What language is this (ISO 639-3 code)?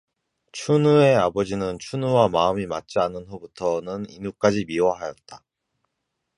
kor